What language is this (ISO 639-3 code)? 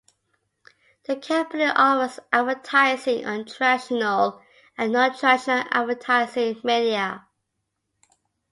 eng